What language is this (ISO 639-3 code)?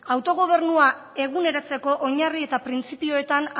eus